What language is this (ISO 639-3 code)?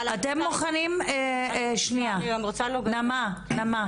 heb